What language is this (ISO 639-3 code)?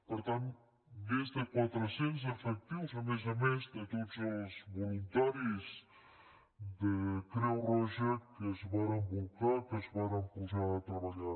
cat